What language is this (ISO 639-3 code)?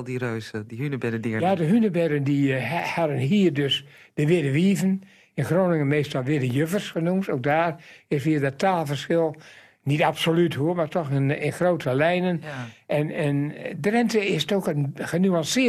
nld